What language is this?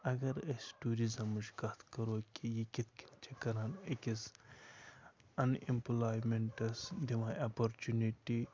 Kashmiri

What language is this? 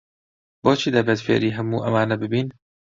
Central Kurdish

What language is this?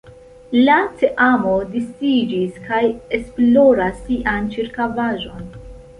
Esperanto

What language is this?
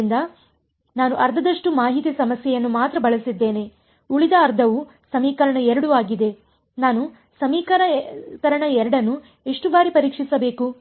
Kannada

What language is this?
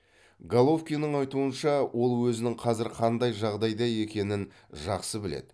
Kazakh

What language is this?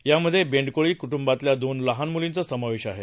Marathi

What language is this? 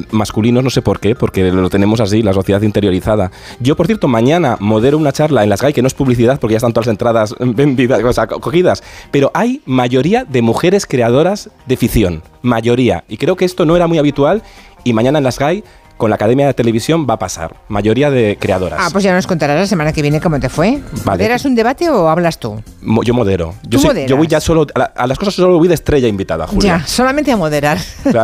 Spanish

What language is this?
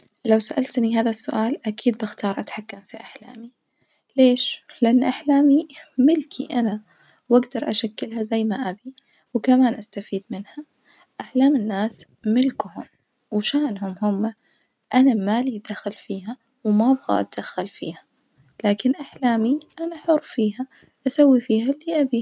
Najdi Arabic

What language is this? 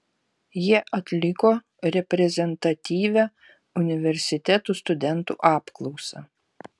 Lithuanian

